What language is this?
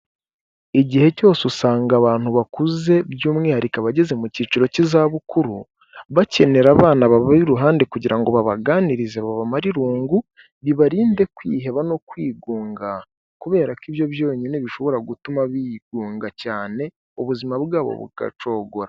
Kinyarwanda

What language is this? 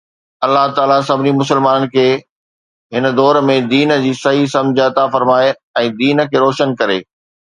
Sindhi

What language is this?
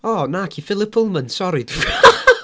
Welsh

